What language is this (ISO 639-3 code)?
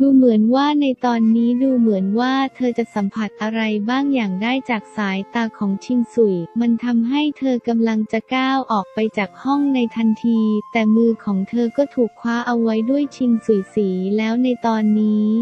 tha